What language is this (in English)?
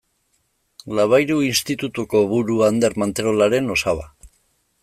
Basque